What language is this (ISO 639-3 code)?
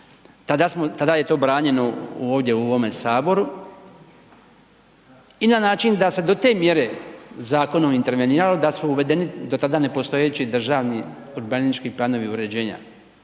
hrv